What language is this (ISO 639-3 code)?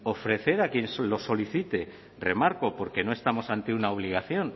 spa